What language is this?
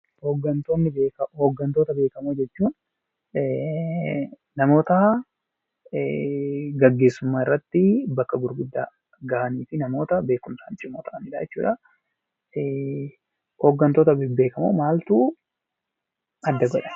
Oromo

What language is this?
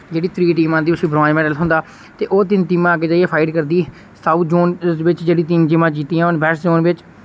Dogri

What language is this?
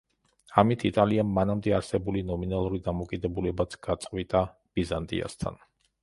Georgian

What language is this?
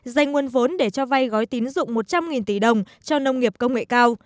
Vietnamese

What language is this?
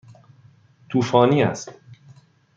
Persian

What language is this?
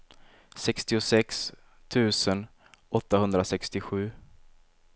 Swedish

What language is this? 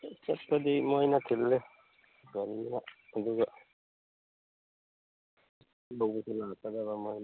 Manipuri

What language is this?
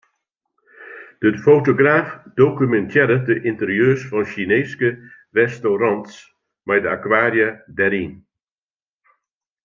Western Frisian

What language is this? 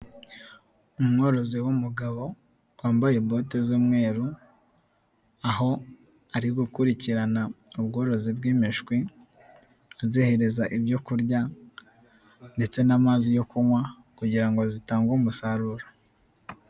Kinyarwanda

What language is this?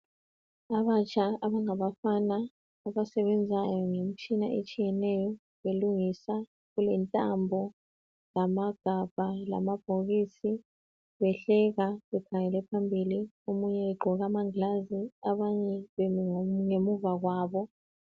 North Ndebele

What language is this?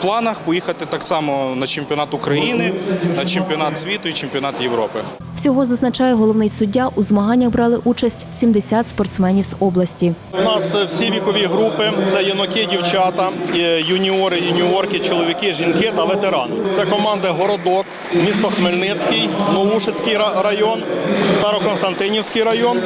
Ukrainian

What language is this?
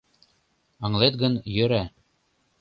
Mari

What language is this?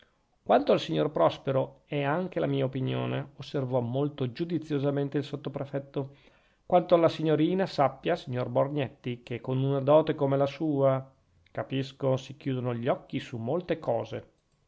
Italian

